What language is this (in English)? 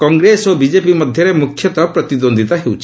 Odia